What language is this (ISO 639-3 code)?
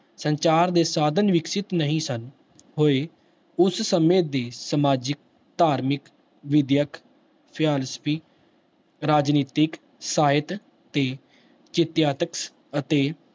pan